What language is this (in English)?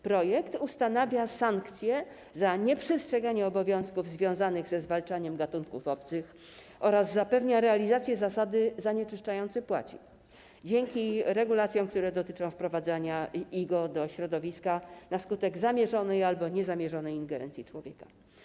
Polish